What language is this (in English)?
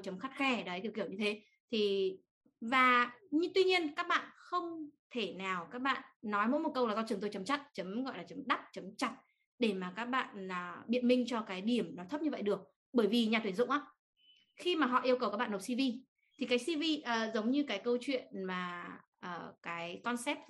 Vietnamese